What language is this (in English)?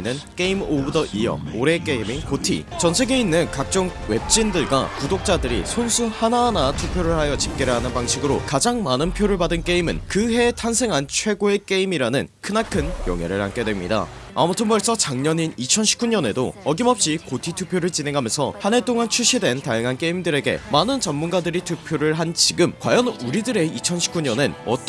Korean